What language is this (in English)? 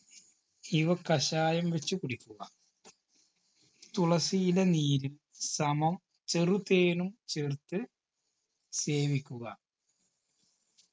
Malayalam